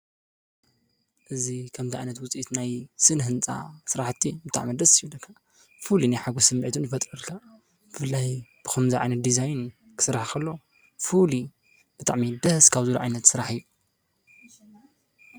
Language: Tigrinya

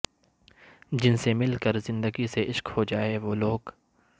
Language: Urdu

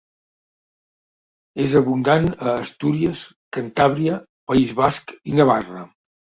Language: Catalan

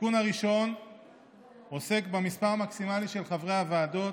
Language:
Hebrew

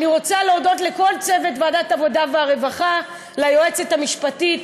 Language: Hebrew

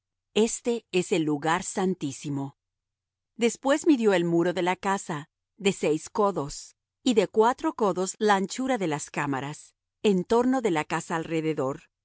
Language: Spanish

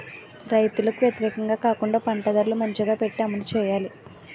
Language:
Telugu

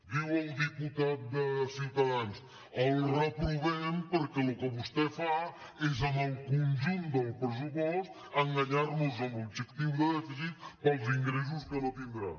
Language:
Catalan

